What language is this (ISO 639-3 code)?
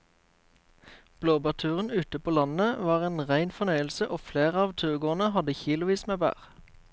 nor